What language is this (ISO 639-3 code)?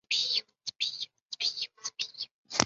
zho